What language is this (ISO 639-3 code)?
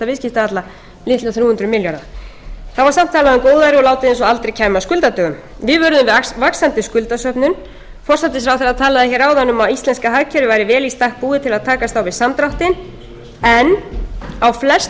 isl